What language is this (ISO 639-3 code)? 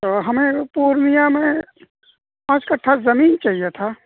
urd